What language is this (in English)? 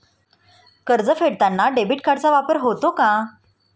Marathi